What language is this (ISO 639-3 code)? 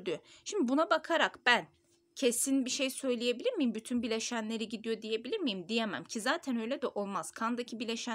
tur